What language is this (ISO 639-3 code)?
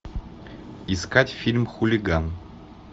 rus